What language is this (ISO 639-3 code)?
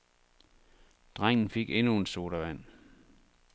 dan